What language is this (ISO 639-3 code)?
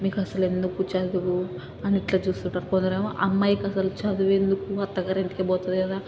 tel